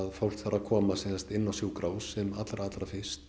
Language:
Icelandic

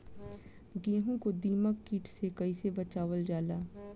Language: Bhojpuri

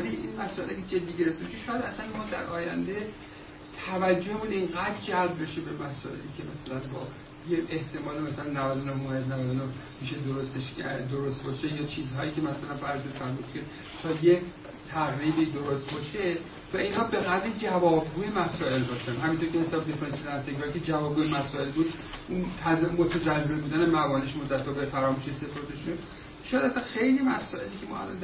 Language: Persian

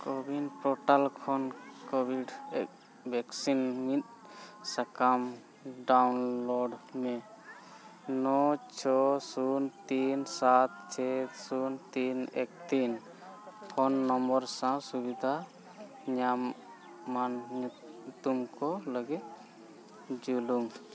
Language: Santali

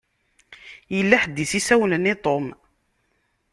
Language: Kabyle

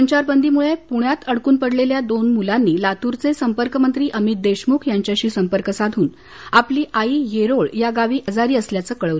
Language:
Marathi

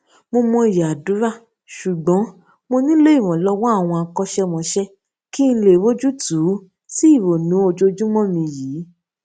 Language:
Yoruba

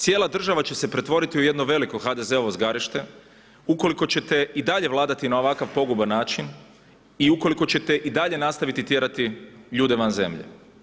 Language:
Croatian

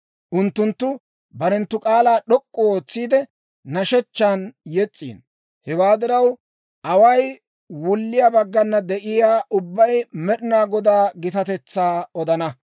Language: Dawro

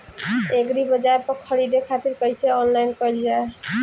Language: Bhojpuri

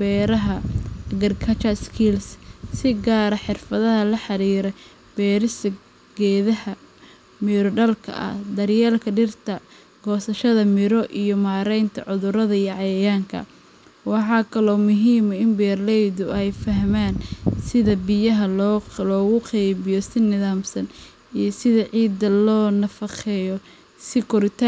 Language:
Somali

